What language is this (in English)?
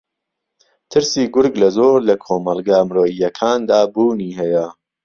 Central Kurdish